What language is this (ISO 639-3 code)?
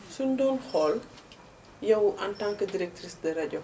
wol